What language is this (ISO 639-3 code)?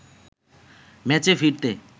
ben